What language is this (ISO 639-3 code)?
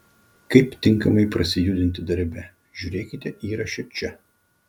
lit